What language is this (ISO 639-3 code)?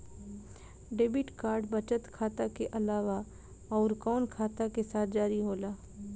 bho